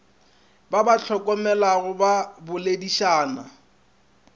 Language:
Northern Sotho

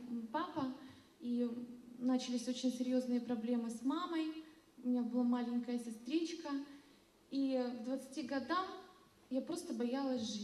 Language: Russian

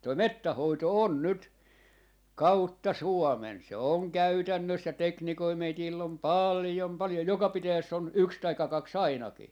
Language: Finnish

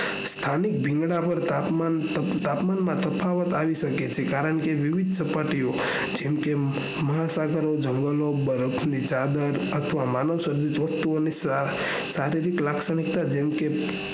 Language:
Gujarati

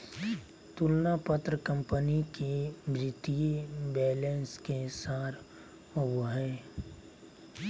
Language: Magahi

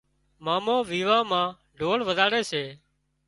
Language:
Wadiyara Koli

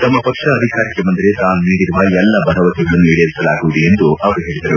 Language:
Kannada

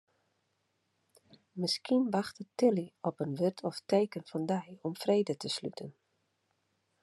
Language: Western Frisian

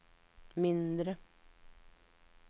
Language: Norwegian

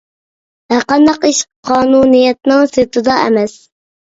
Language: Uyghur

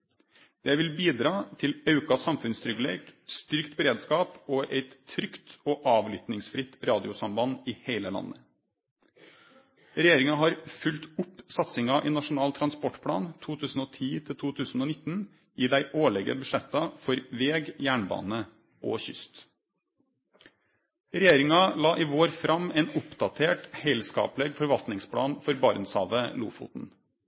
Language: Norwegian Nynorsk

